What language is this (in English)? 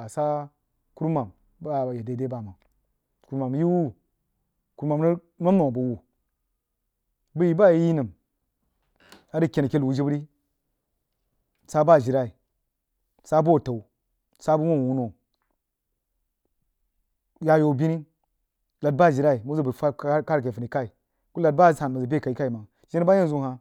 Jiba